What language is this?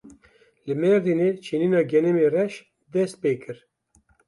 Kurdish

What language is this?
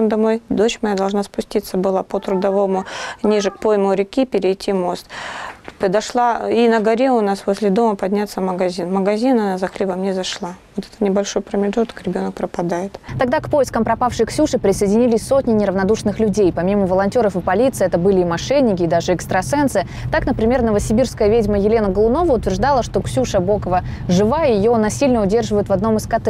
Russian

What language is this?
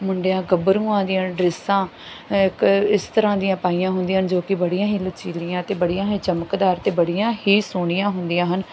Punjabi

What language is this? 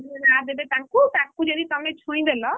Odia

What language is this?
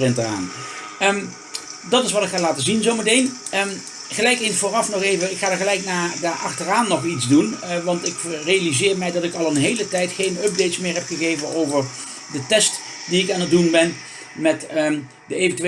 Dutch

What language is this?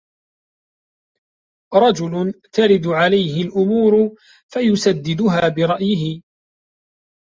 Arabic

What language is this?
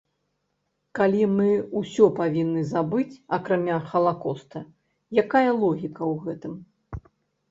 Belarusian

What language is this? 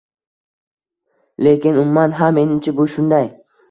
Uzbek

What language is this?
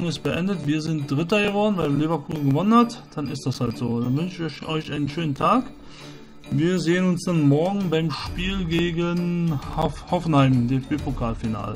German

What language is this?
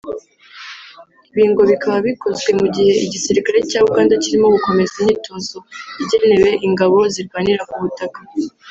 Kinyarwanda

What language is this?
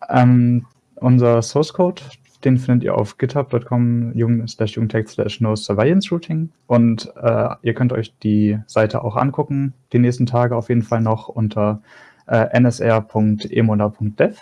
German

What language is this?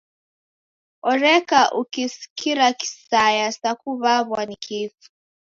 Taita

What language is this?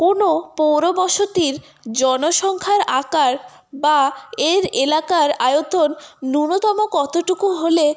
Bangla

